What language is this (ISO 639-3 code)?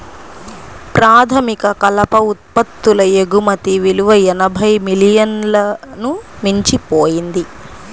tel